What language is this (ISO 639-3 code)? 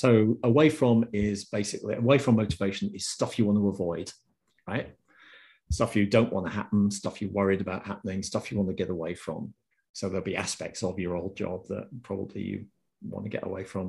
eng